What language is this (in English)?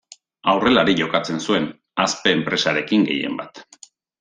Basque